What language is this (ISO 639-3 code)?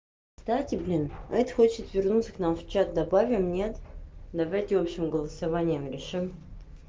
rus